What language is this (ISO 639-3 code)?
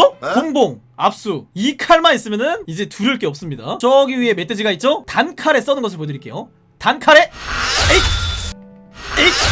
kor